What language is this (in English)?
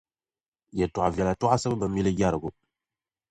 Dagbani